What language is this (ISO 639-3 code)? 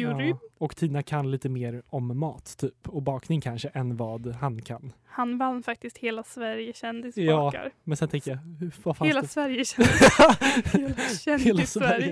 swe